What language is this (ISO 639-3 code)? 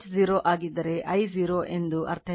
kan